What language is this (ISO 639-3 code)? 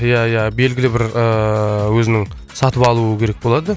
kaz